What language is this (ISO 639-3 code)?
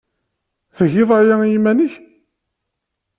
kab